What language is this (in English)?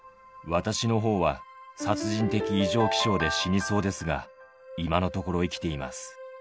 Japanese